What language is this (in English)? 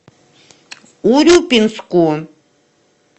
Russian